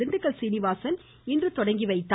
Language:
Tamil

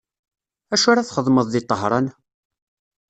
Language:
Kabyle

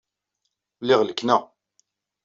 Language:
Kabyle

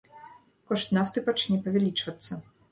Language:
Belarusian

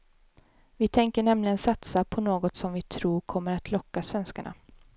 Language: Swedish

